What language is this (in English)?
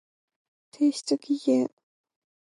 Japanese